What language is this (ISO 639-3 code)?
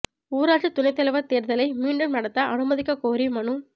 tam